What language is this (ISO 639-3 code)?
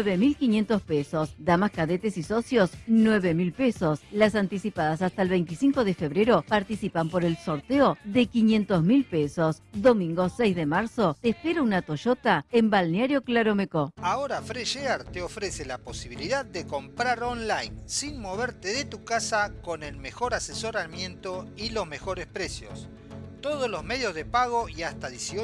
spa